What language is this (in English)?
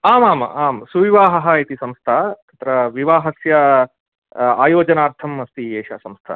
Sanskrit